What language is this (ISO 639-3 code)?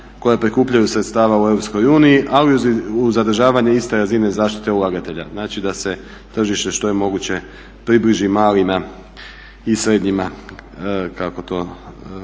hrv